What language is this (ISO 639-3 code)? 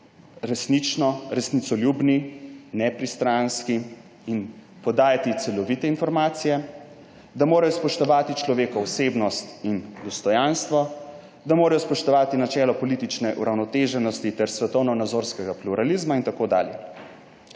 slv